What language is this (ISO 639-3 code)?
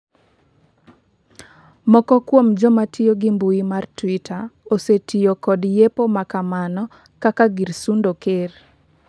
luo